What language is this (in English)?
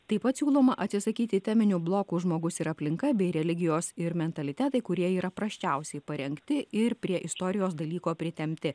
Lithuanian